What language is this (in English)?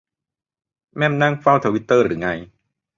Thai